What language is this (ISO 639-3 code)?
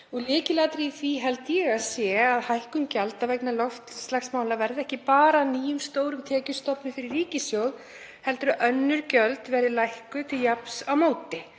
isl